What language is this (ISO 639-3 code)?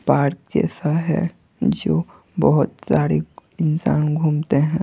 hin